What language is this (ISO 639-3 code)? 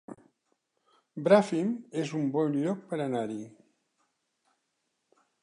cat